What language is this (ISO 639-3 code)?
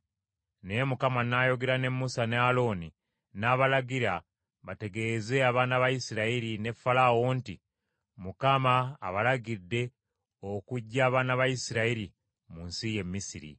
lug